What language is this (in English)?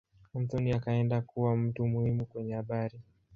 Swahili